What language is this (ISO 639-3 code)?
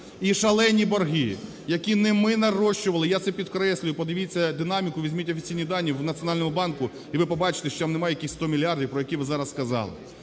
ukr